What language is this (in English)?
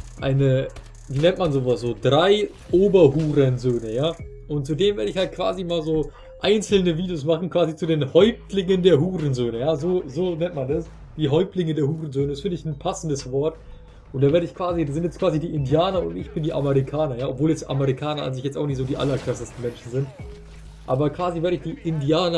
German